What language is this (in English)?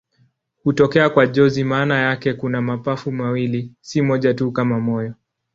Swahili